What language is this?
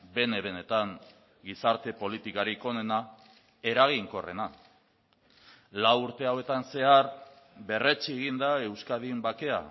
Basque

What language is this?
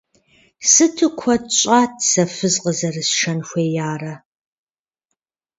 Kabardian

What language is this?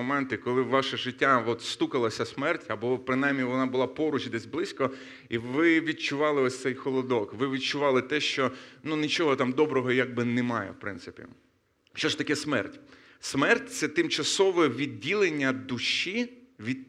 Ukrainian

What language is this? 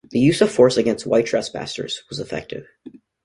English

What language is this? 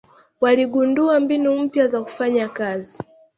Swahili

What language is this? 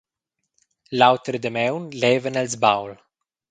Romansh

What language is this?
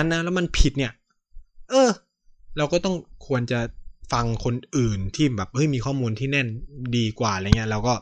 Thai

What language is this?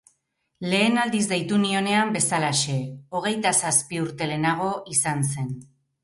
Basque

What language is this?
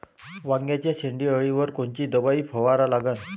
Marathi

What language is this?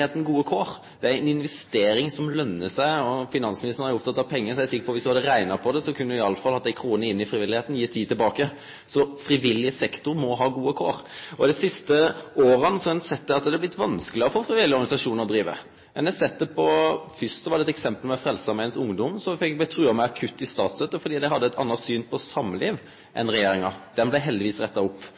Norwegian Nynorsk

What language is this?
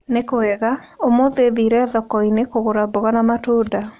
Kikuyu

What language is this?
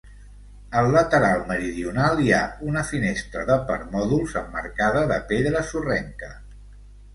Catalan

